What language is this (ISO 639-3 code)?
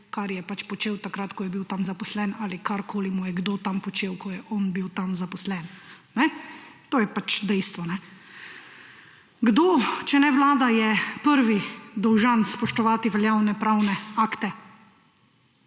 slv